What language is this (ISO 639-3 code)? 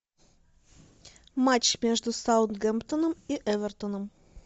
rus